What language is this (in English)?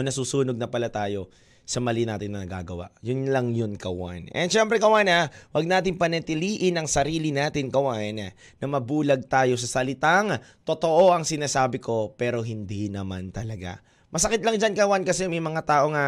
Filipino